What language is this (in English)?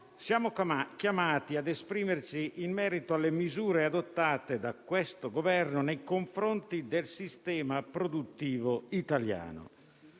Italian